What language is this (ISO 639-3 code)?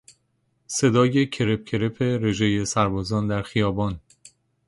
fas